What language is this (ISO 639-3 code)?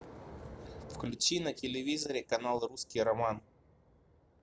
rus